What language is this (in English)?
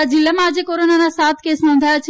Gujarati